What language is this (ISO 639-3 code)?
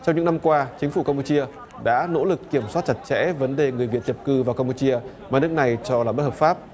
vie